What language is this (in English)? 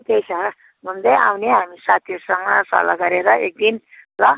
Nepali